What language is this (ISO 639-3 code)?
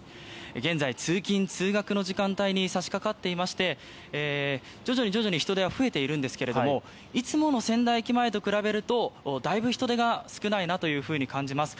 jpn